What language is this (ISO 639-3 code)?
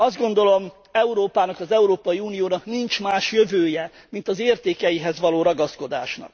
hun